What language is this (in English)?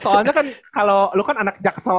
Indonesian